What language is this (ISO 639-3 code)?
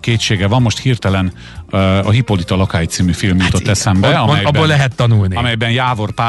hun